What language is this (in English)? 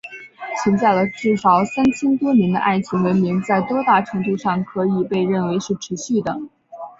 Chinese